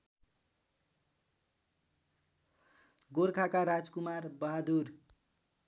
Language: Nepali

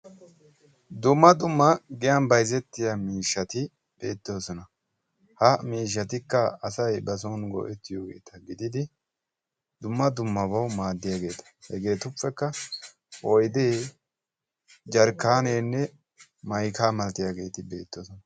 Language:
Wolaytta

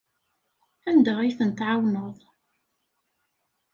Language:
Kabyle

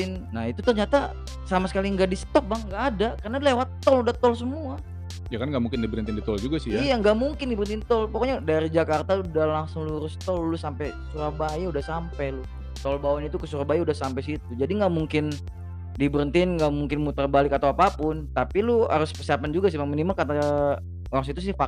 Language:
Indonesian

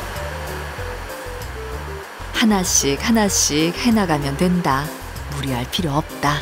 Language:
Korean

